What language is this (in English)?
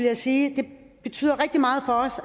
Danish